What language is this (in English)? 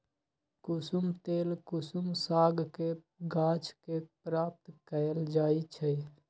Magahi